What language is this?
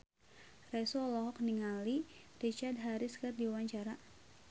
Sundanese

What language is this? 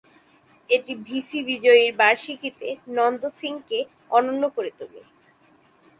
Bangla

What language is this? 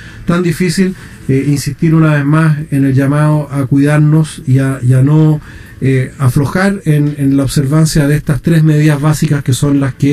Spanish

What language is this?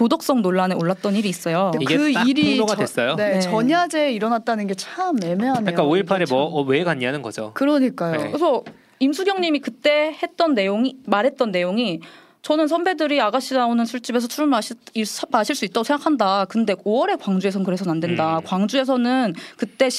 Korean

